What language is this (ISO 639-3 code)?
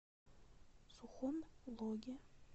rus